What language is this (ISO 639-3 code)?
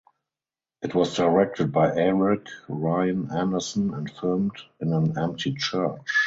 eng